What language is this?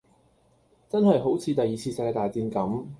Cantonese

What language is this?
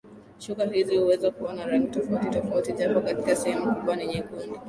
Swahili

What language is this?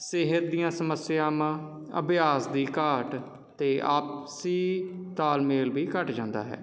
Punjabi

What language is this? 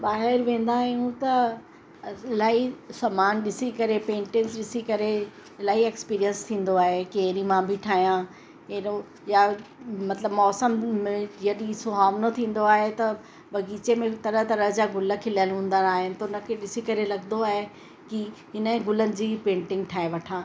Sindhi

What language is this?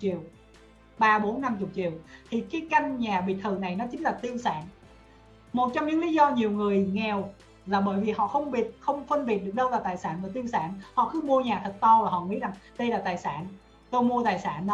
Vietnamese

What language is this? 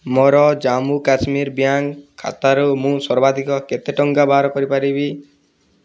Odia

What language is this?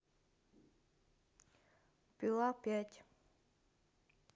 Russian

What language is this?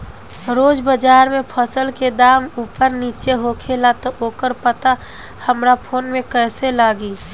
Bhojpuri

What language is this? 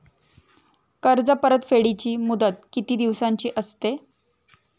Marathi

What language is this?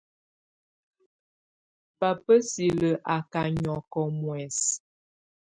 Tunen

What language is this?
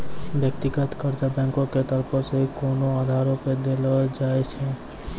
Maithili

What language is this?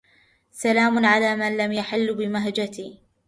Arabic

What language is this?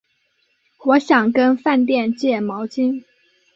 Chinese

